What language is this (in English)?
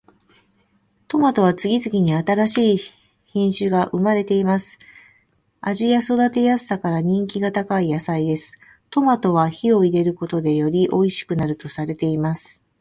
Japanese